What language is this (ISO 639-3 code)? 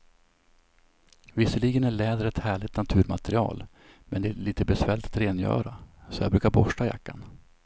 swe